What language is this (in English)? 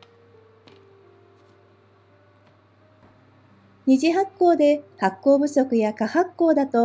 Japanese